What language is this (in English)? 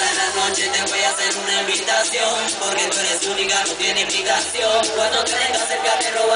Romanian